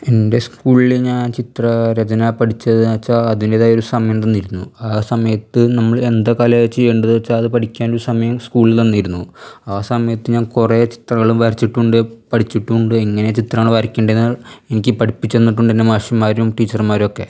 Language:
Malayalam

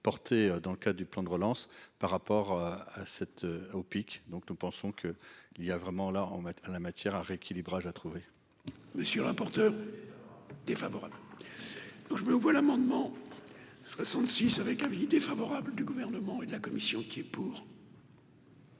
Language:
French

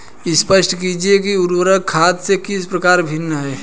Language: Hindi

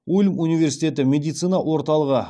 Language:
Kazakh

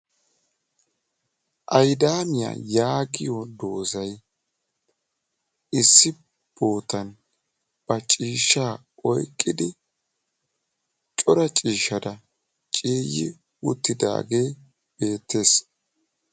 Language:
Wolaytta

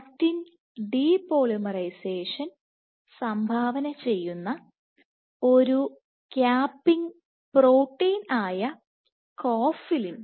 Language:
Malayalam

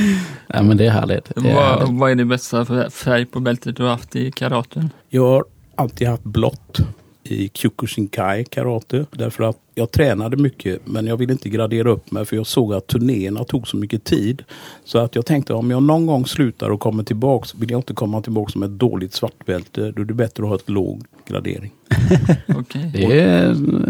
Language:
Swedish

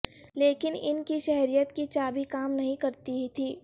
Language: Urdu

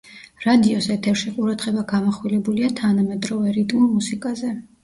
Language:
Georgian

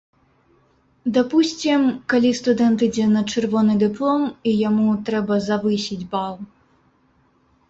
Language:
Belarusian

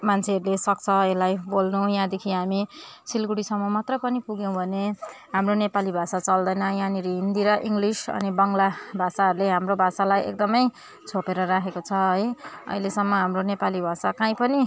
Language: Nepali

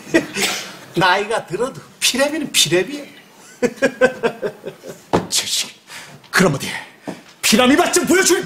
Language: Korean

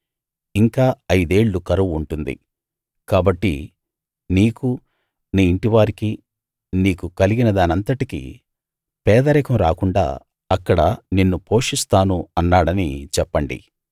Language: Telugu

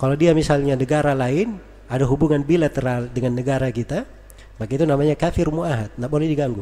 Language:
Indonesian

